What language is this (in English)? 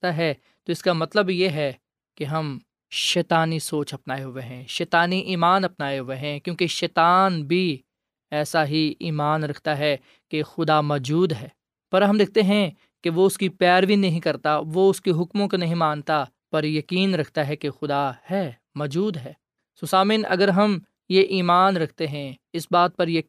Urdu